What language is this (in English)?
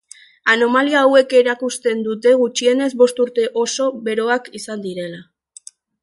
Basque